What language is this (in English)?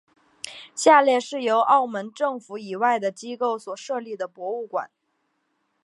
Chinese